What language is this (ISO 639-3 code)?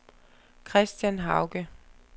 dan